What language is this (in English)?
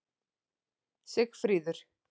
Icelandic